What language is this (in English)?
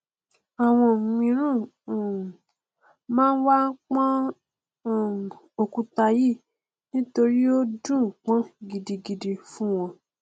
Yoruba